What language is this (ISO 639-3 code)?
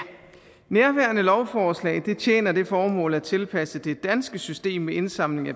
dan